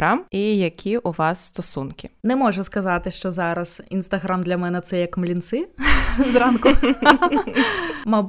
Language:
Ukrainian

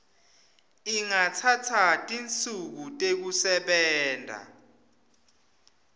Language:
Swati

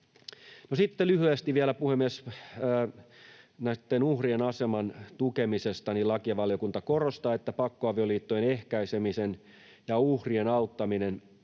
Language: Finnish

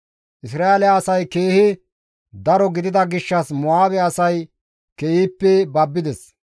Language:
Gamo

